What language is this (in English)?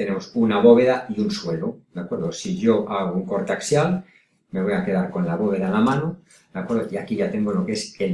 Spanish